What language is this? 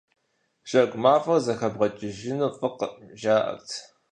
Kabardian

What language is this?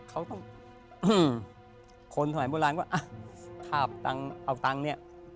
Thai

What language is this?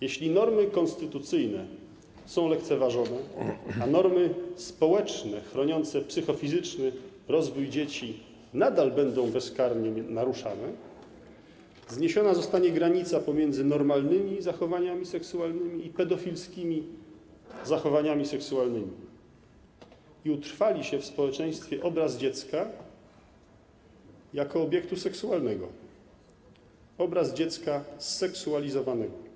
Polish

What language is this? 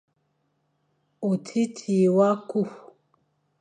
Fang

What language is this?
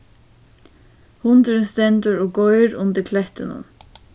Faroese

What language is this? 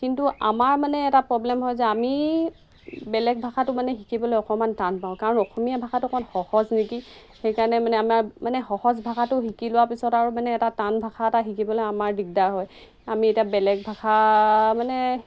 Assamese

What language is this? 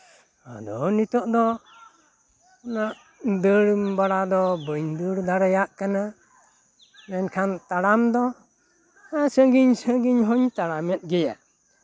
Santali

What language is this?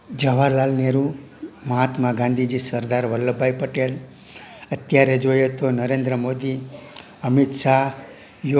Gujarati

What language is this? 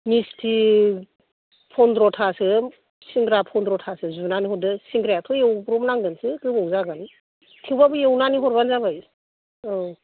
Bodo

